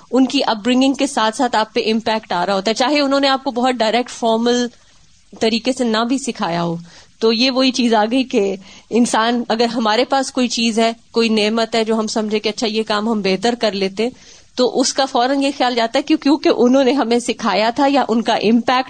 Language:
Urdu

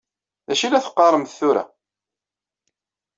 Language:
Kabyle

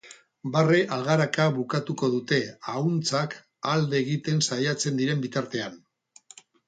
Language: Basque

